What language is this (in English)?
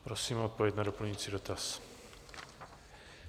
Czech